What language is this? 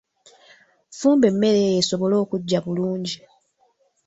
Ganda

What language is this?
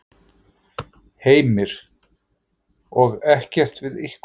Icelandic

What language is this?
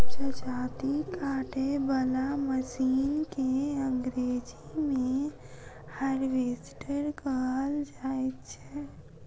Maithili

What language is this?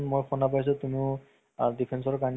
Assamese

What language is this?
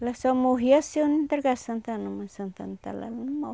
Portuguese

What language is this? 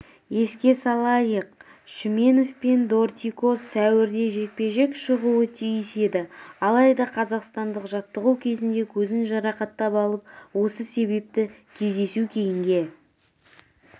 Kazakh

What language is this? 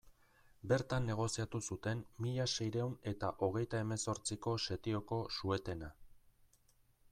Basque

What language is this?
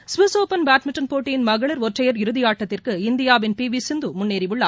Tamil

